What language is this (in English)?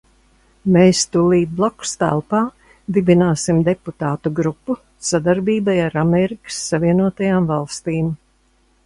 Latvian